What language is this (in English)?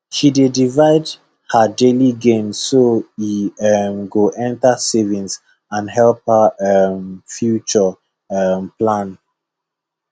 Nigerian Pidgin